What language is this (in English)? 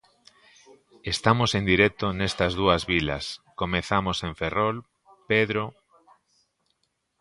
Galician